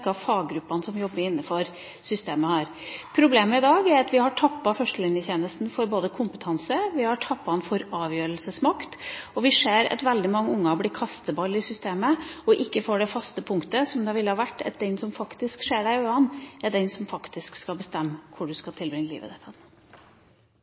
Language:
Norwegian Bokmål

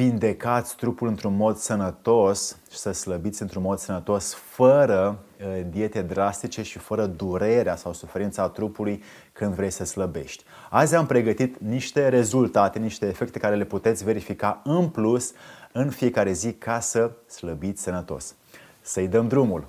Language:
Romanian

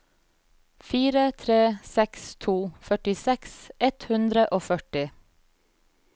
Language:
Norwegian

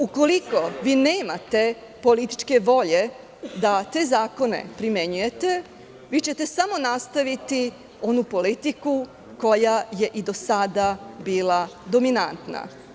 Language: Serbian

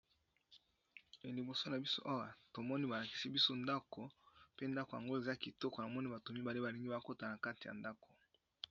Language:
Lingala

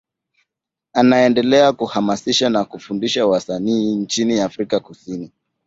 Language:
Swahili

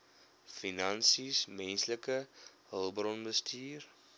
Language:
Afrikaans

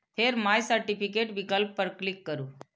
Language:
Maithili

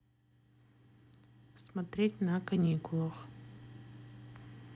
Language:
Russian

